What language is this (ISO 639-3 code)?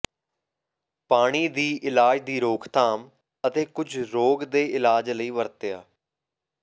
pan